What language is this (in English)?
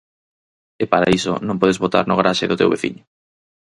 Galician